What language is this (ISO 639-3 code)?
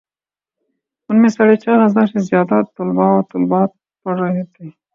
urd